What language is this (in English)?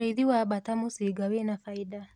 Kikuyu